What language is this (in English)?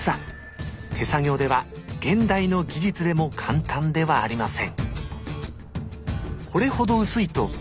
Japanese